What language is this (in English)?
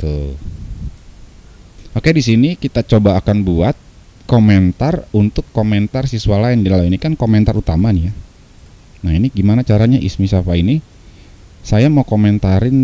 Indonesian